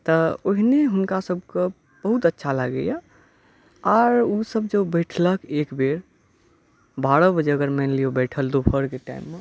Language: Maithili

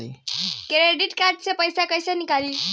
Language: Bhojpuri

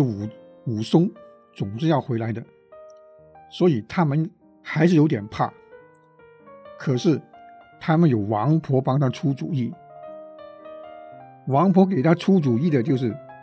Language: Chinese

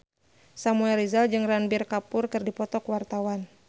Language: Sundanese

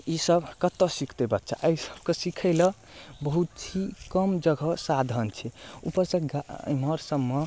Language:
Maithili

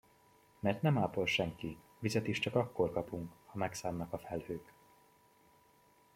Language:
Hungarian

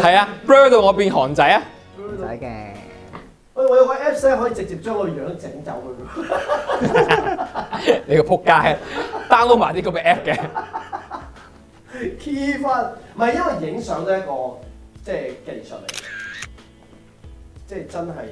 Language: Chinese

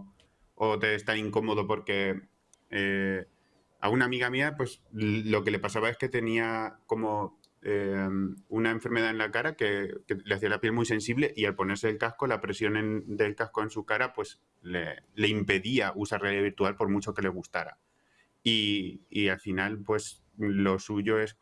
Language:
Spanish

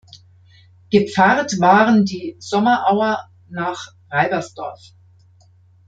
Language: German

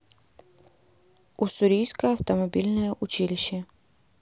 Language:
Russian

